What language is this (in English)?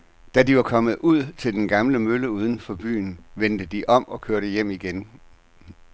Danish